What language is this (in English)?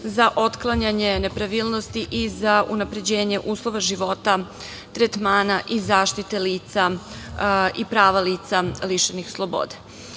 Serbian